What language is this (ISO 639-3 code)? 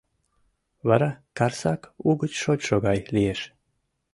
chm